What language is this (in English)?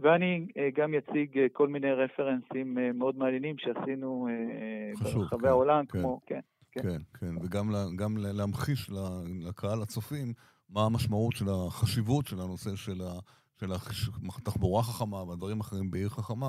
Hebrew